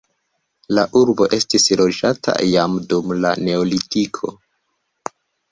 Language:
Esperanto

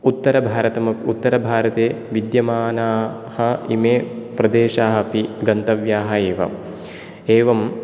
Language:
Sanskrit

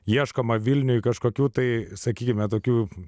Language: Lithuanian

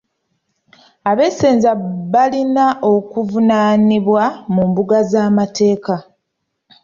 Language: Ganda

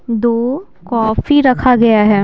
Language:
Hindi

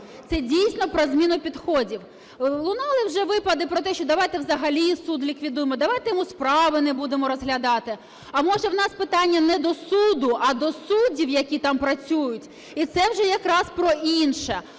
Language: Ukrainian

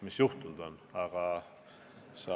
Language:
Estonian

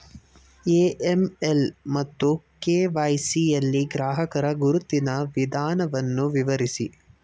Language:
Kannada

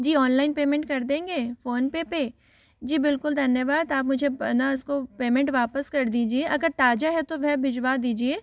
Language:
Hindi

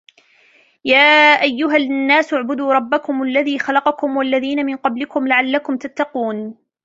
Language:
Arabic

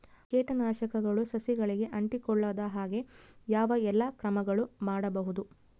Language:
Kannada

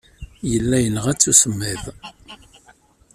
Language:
Kabyle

